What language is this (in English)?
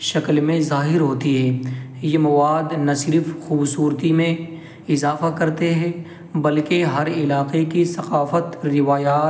Urdu